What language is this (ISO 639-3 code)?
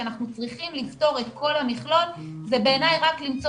heb